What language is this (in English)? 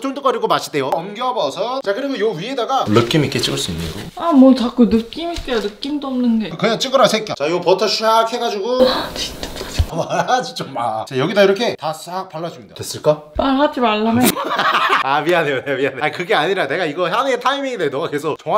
Korean